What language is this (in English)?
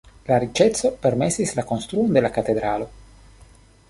Esperanto